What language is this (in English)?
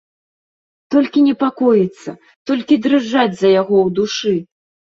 Belarusian